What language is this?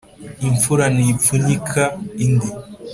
Kinyarwanda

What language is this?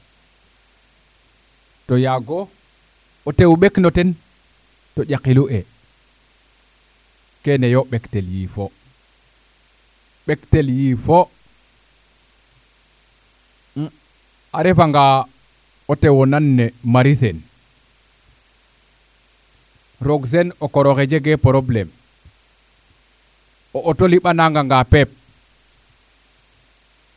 Serer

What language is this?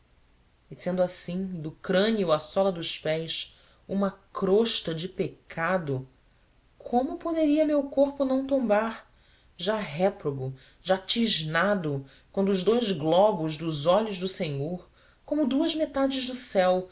Portuguese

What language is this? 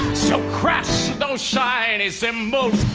English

